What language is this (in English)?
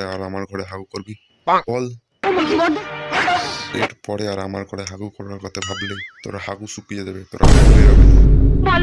Bangla